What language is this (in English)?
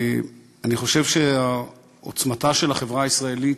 Hebrew